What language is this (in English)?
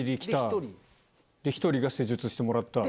Japanese